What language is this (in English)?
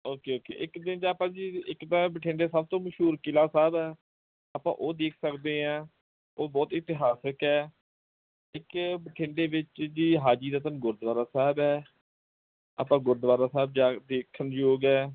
Punjabi